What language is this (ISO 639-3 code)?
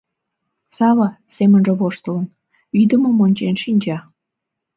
chm